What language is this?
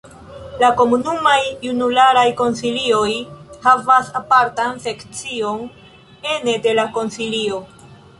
Esperanto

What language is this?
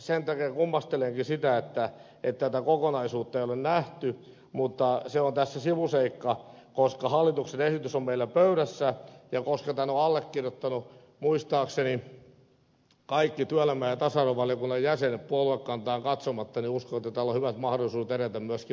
Finnish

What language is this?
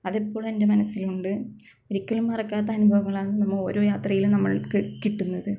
Malayalam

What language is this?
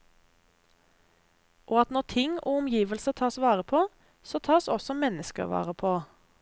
Norwegian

